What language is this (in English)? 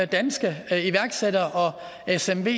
Danish